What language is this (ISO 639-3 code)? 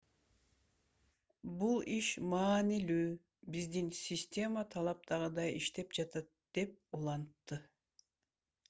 kir